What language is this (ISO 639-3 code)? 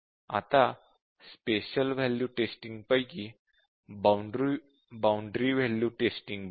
mar